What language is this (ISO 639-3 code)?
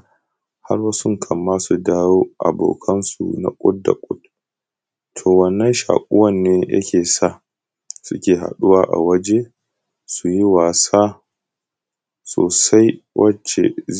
hau